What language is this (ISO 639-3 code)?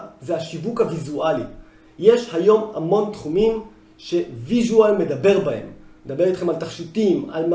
heb